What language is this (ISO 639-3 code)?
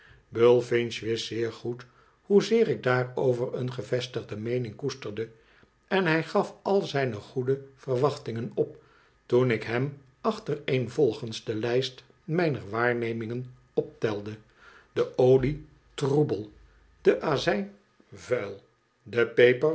nld